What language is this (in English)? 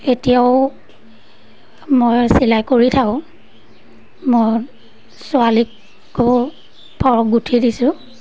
Assamese